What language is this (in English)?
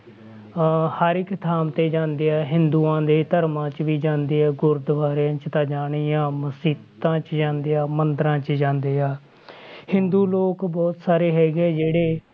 Punjabi